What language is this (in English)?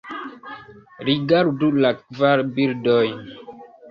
Esperanto